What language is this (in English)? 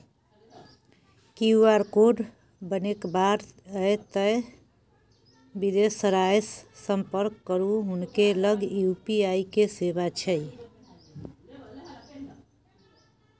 Maithili